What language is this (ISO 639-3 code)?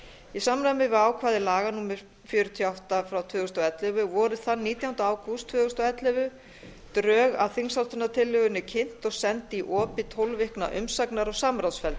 isl